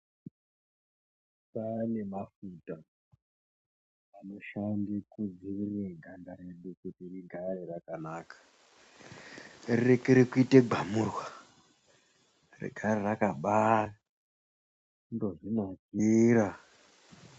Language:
Ndau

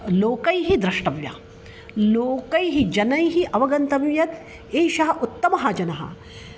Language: Sanskrit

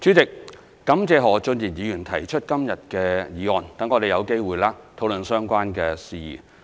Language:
Cantonese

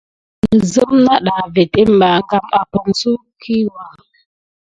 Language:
Gidar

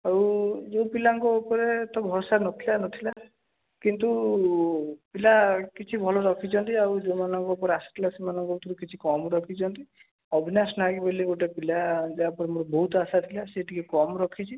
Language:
Odia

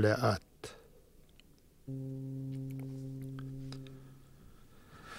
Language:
Hebrew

